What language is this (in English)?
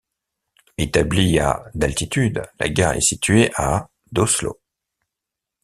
French